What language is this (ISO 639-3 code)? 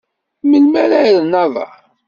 kab